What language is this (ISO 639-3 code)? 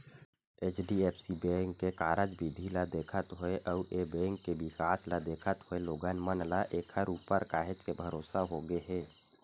hne